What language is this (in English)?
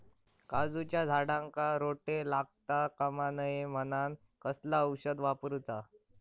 Marathi